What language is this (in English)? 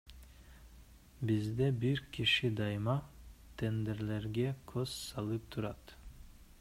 Kyrgyz